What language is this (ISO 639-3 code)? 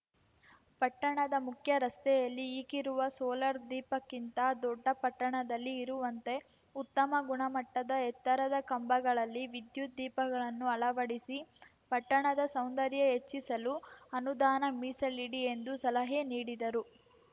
kan